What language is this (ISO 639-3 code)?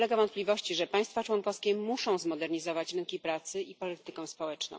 pol